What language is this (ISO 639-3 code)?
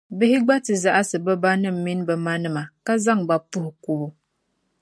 dag